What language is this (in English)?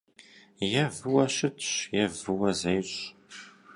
Kabardian